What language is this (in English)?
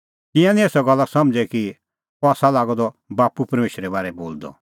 Kullu Pahari